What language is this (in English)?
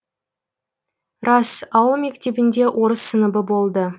Kazakh